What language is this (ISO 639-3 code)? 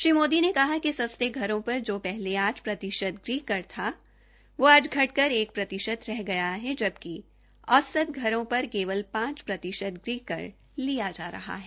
hin